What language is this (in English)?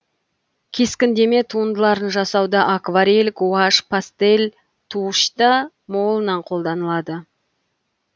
Kazakh